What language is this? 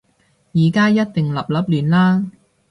Cantonese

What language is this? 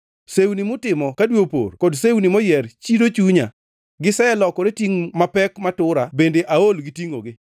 Luo (Kenya and Tanzania)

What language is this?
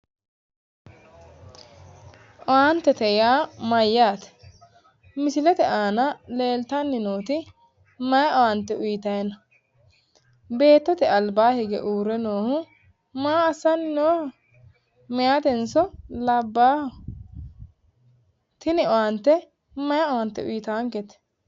Sidamo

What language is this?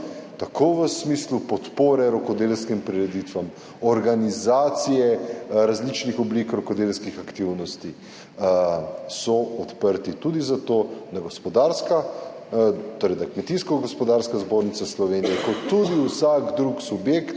Slovenian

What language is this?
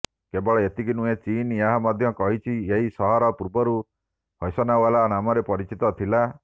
Odia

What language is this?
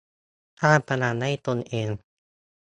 Thai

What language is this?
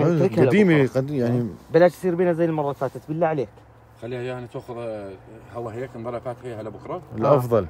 Arabic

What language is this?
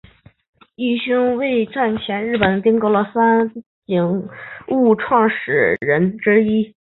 Chinese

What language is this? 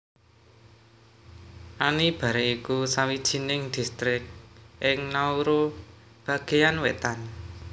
Javanese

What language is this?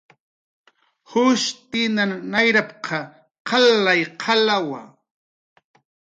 Jaqaru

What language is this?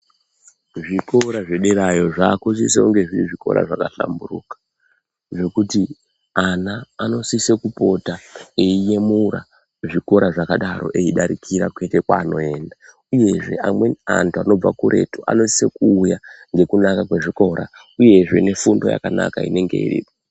Ndau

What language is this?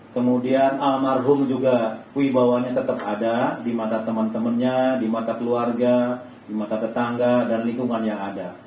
Indonesian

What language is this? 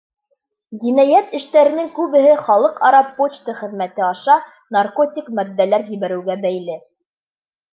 Bashkir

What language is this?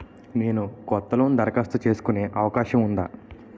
Telugu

